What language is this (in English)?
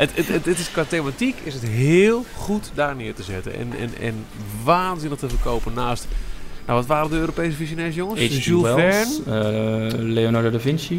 Dutch